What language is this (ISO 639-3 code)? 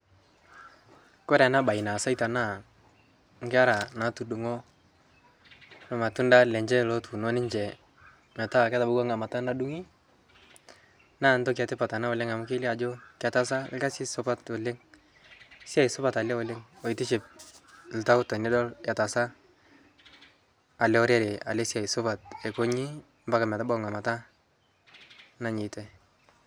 mas